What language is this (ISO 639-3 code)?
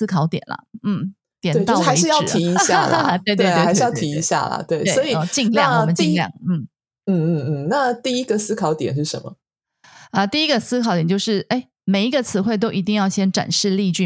zho